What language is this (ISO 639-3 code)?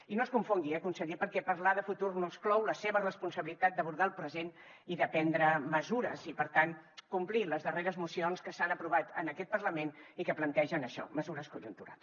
cat